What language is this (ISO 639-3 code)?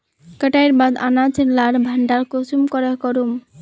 mag